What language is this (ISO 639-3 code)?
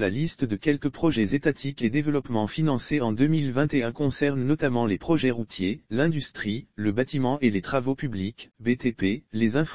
fra